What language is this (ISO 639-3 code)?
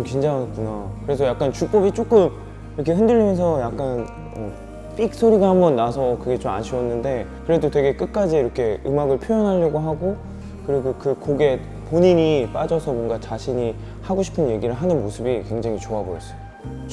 kor